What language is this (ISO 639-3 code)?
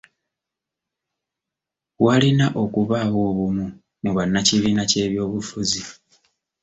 lug